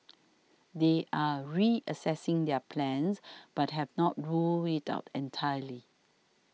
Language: English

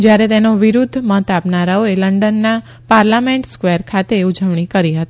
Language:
Gujarati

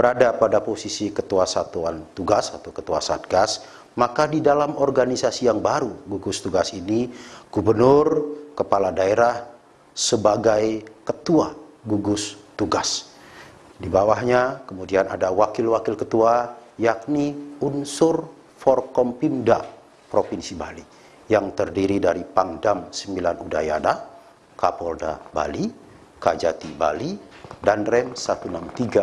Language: Indonesian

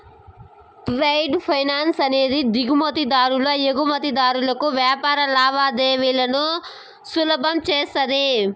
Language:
Telugu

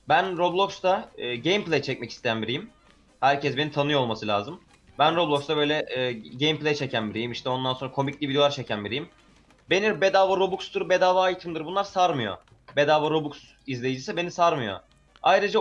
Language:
Turkish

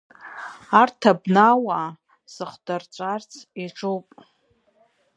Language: Abkhazian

